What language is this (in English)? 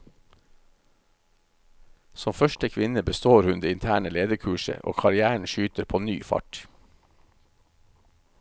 Norwegian